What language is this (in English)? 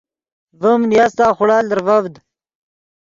Yidgha